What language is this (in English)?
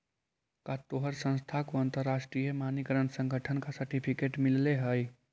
Magahi